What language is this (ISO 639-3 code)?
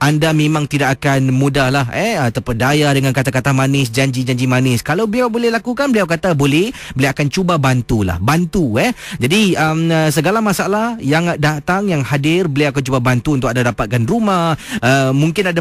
msa